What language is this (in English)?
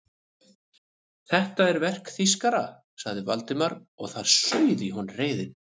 Icelandic